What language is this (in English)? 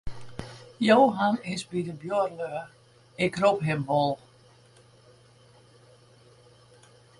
Western Frisian